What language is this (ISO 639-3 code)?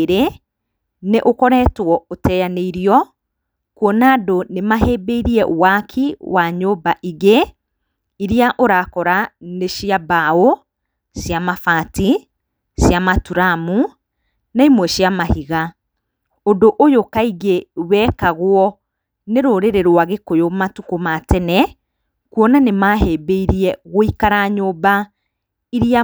kik